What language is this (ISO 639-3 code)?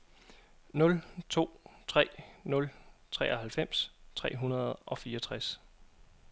dan